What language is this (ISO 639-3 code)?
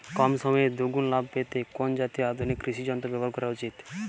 ben